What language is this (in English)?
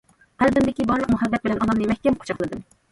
Uyghur